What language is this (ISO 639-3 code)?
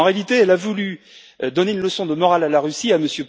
fra